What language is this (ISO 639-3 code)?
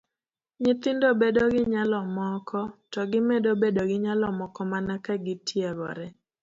luo